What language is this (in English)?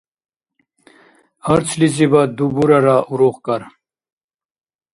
Dargwa